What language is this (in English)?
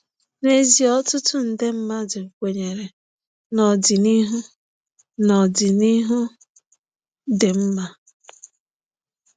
Igbo